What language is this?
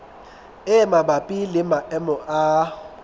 Southern Sotho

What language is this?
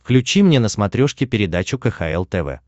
Russian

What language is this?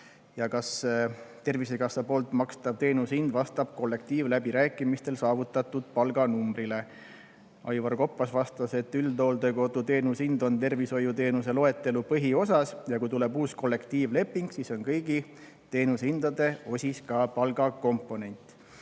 Estonian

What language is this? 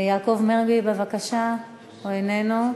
Hebrew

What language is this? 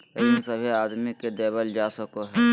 Magahi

